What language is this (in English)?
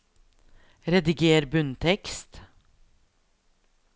Norwegian